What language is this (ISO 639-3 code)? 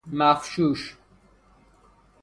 fas